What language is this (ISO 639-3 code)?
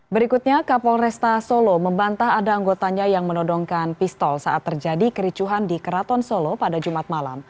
ind